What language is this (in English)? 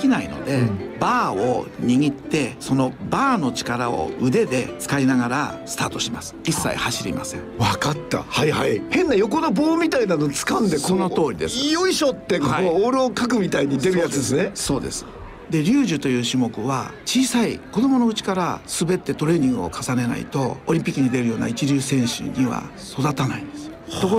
Japanese